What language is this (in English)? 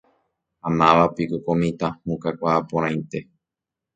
Guarani